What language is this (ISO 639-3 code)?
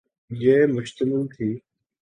urd